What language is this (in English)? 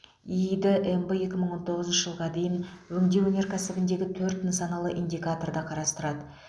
Kazakh